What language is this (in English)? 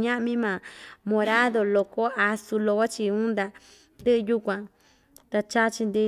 Ixtayutla Mixtec